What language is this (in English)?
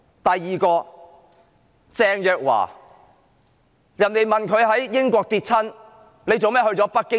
Cantonese